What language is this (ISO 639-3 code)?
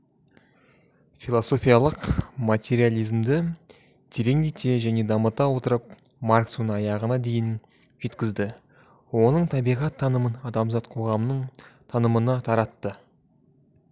kaz